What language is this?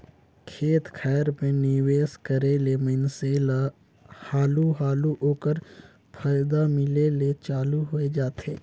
Chhattisgarhi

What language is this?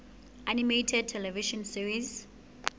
Southern Sotho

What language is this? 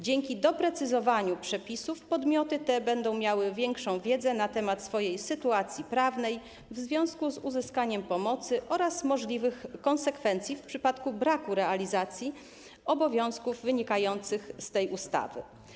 Polish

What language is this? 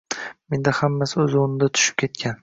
Uzbek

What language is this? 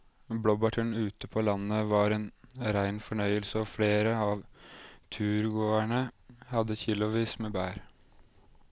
Norwegian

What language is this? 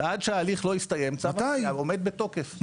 Hebrew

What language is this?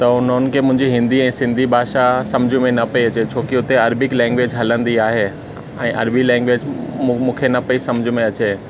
Sindhi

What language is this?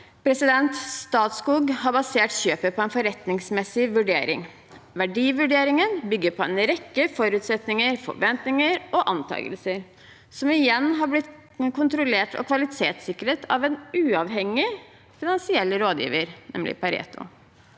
Norwegian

